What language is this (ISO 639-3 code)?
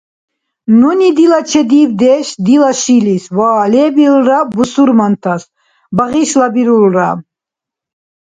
dar